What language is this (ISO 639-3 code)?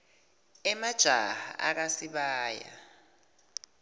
ssw